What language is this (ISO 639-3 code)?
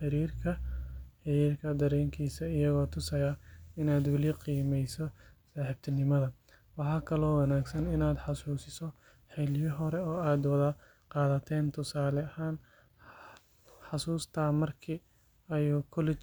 som